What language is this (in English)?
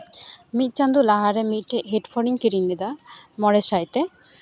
Santali